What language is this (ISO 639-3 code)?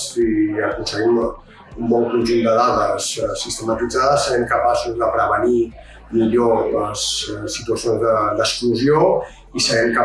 cat